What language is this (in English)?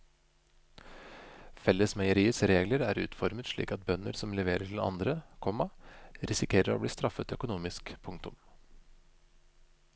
Norwegian